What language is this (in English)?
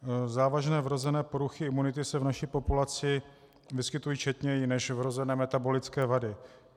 Czech